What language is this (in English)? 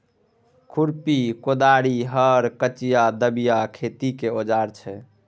Maithili